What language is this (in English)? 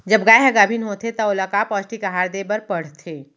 Chhattisgarhi